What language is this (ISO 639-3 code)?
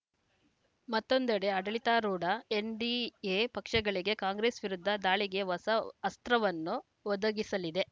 kan